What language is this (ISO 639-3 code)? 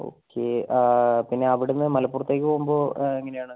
mal